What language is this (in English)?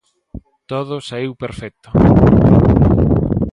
Galician